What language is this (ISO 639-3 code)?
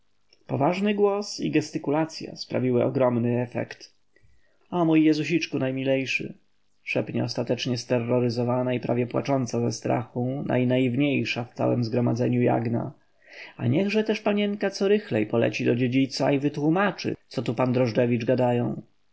pol